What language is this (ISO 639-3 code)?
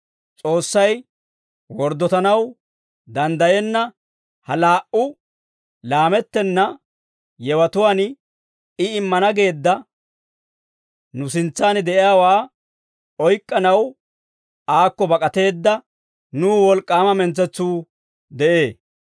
dwr